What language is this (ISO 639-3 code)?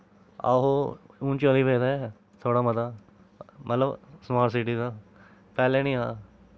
doi